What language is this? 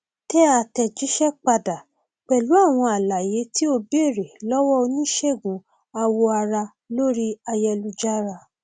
Yoruba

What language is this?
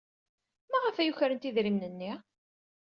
Kabyle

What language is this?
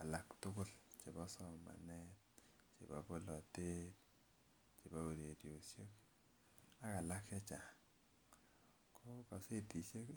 Kalenjin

